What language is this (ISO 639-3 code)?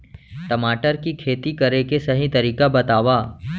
hne